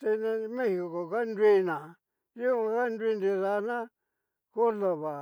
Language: Cacaloxtepec Mixtec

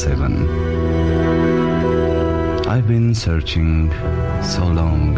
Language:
Romanian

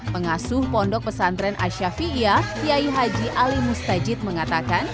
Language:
Indonesian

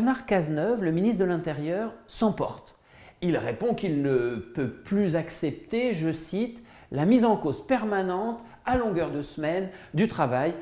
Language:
French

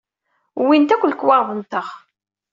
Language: Kabyle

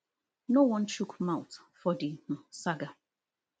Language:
Nigerian Pidgin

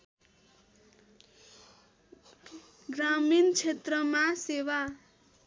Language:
Nepali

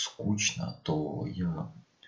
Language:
Russian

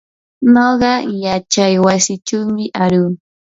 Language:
Yanahuanca Pasco Quechua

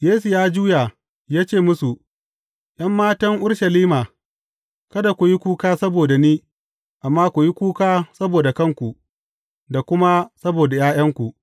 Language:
Hausa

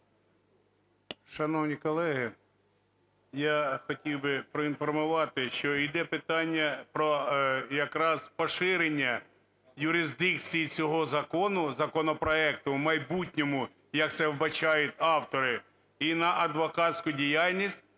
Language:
Ukrainian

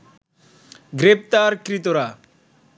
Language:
Bangla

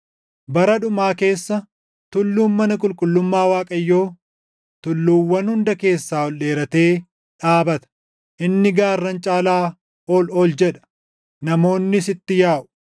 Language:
Oromo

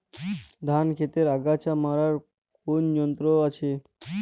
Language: Bangla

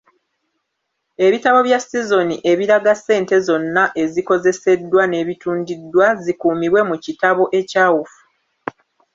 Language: Ganda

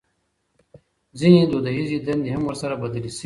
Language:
Pashto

